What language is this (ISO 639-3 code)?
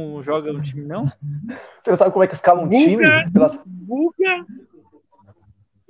por